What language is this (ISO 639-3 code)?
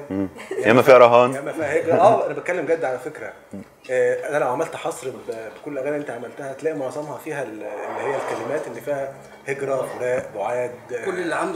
ara